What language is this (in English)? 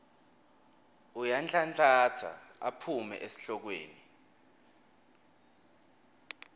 Swati